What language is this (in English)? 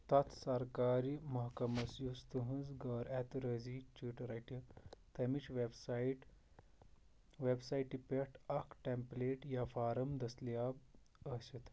Kashmiri